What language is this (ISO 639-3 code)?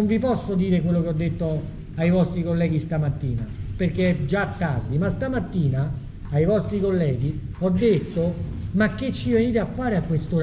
ita